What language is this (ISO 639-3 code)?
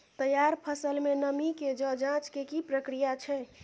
mai